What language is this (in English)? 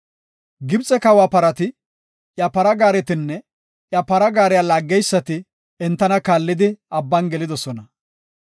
Gofa